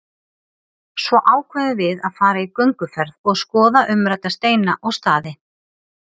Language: Icelandic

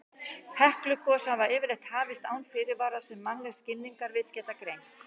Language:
Icelandic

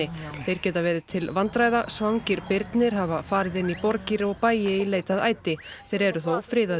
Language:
Icelandic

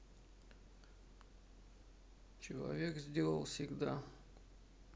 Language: Russian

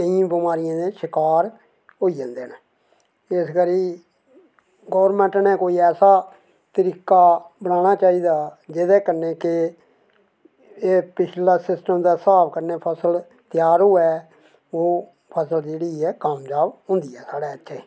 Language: Dogri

